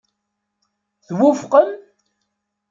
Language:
Kabyle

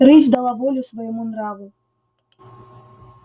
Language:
Russian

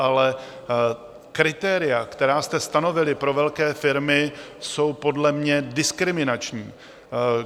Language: Czech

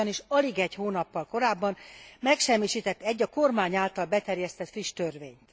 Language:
Hungarian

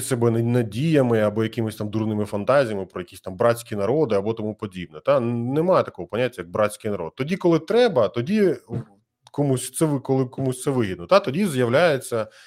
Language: Ukrainian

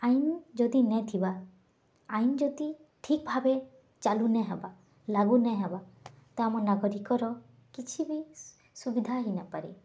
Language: Odia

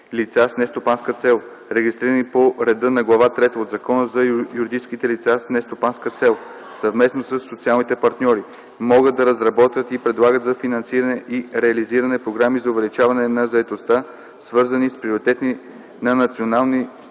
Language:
Bulgarian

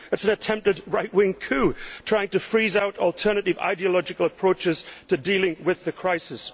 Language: English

